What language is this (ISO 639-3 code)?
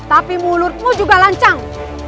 ind